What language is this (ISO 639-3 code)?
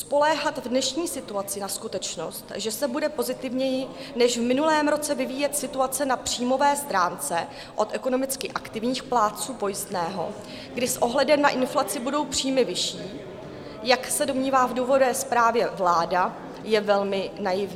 ces